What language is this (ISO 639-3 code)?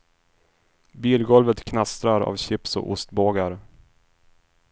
swe